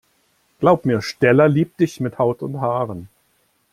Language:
German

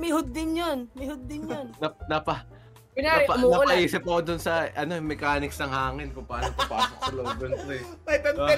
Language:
Filipino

